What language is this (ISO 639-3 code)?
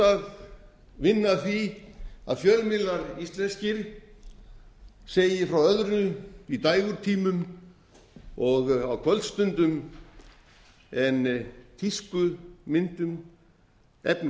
isl